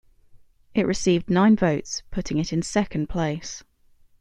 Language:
English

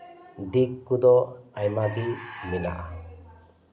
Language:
Santali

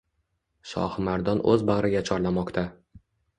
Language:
Uzbek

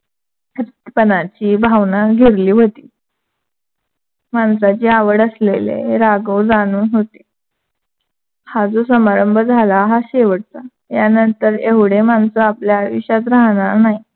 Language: Marathi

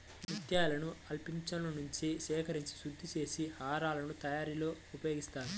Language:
Telugu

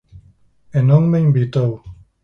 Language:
Galician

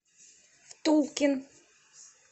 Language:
Russian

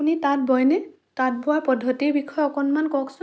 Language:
Assamese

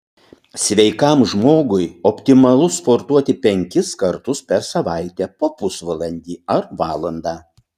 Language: Lithuanian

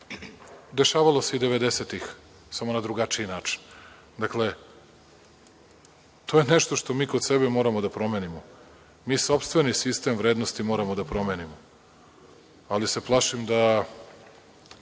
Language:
Serbian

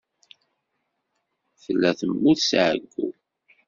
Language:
Kabyle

